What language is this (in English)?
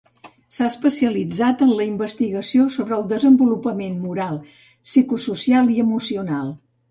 Catalan